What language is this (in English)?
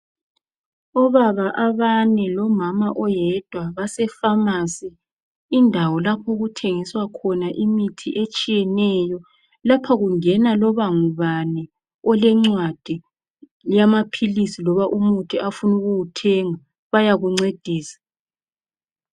North Ndebele